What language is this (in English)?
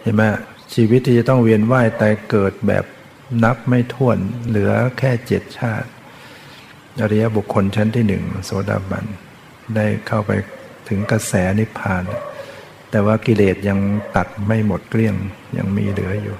Thai